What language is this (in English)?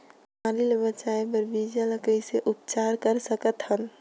Chhattisgarhi